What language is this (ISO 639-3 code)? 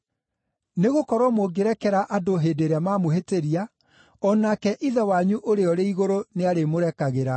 kik